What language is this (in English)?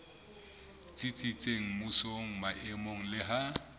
Southern Sotho